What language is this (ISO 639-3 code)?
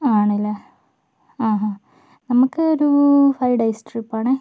mal